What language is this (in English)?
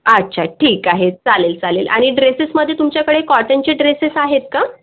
Marathi